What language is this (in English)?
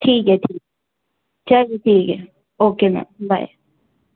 Urdu